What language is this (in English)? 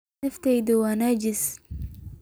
Somali